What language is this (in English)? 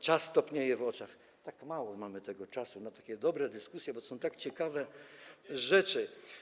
Polish